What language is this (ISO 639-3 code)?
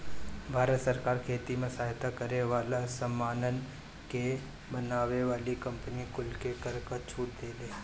bho